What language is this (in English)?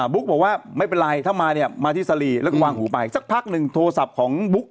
Thai